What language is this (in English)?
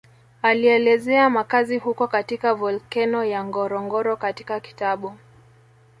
Swahili